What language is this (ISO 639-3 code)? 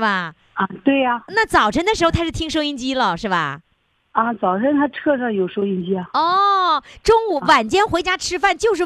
zho